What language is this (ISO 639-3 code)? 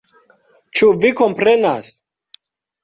epo